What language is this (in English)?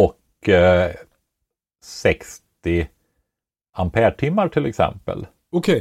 Swedish